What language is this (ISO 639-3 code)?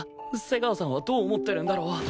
jpn